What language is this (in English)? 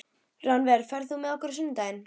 Icelandic